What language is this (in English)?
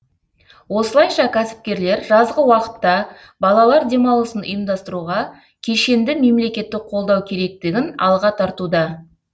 Kazakh